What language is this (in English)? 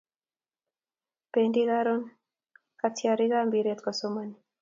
Kalenjin